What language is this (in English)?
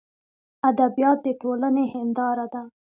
Pashto